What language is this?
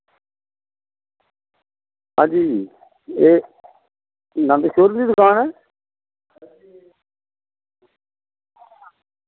Dogri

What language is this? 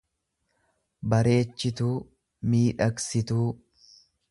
Oromo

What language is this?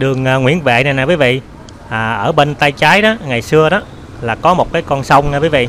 Vietnamese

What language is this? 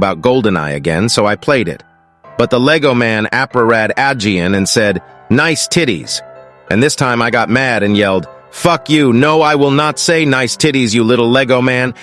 English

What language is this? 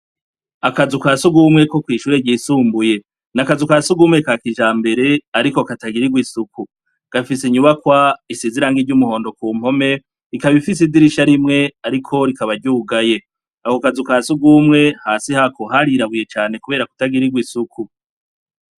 Rundi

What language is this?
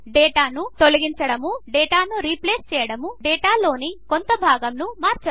Telugu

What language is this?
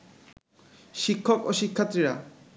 Bangla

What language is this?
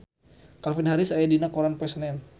Sundanese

